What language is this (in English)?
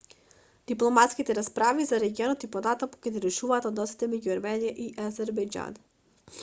Macedonian